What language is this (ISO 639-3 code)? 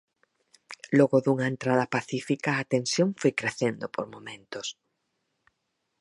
glg